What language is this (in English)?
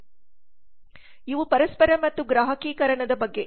Kannada